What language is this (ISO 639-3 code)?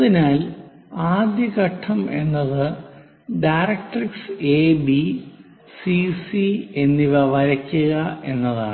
mal